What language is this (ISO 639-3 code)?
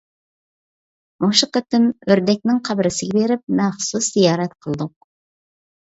uig